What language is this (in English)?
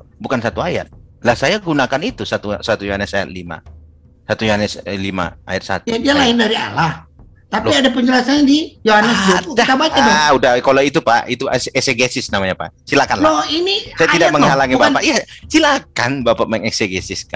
Indonesian